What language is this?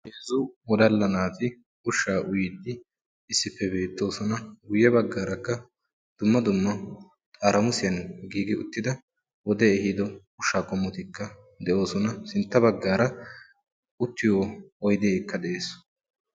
Wolaytta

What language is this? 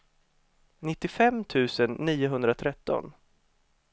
Swedish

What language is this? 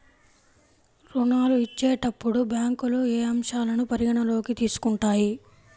Telugu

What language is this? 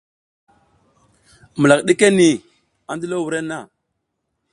South Giziga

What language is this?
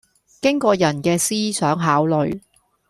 Cantonese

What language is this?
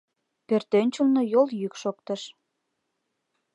Mari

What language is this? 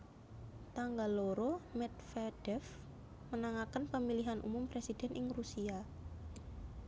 Javanese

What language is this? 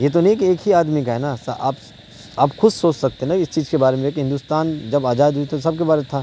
Urdu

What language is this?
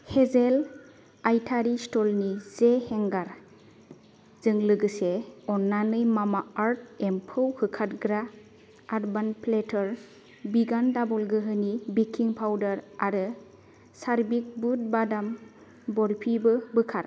Bodo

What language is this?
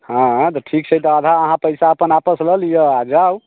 Maithili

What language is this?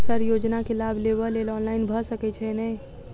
Maithili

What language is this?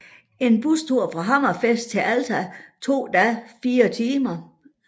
Danish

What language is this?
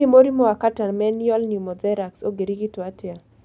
Kikuyu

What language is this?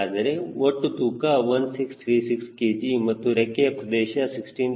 Kannada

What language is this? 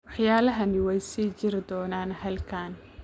Somali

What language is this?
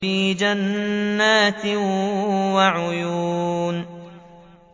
Arabic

